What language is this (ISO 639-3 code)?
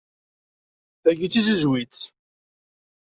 kab